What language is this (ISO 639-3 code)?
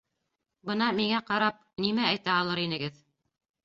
bak